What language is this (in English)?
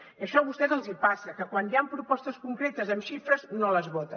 Catalan